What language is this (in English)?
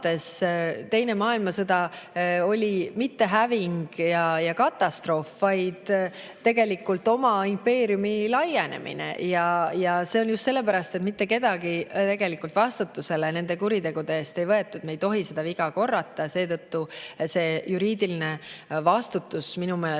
Estonian